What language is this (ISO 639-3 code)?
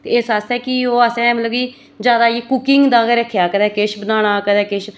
doi